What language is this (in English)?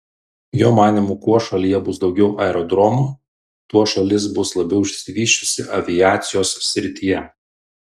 Lithuanian